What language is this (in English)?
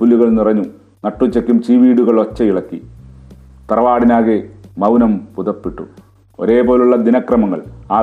Malayalam